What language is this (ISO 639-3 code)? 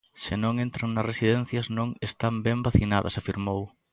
glg